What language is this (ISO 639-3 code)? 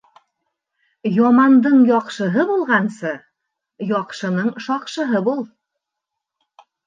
bak